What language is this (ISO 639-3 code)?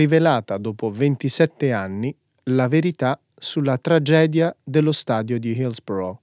ita